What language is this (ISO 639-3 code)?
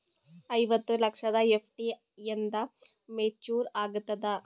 kan